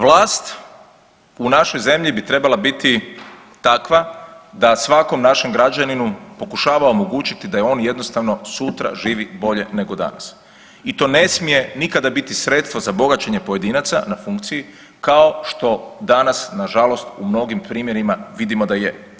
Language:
Croatian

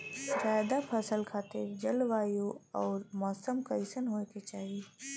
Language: Bhojpuri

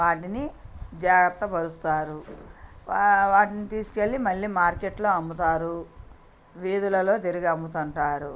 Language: Telugu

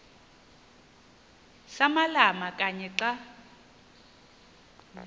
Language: Xhosa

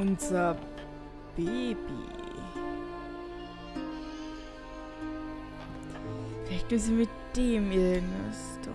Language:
German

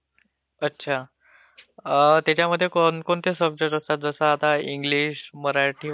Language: Marathi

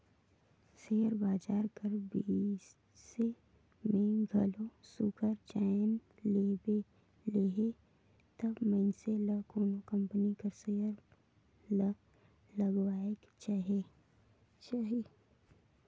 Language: Chhattisgarhi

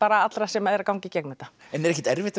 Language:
Icelandic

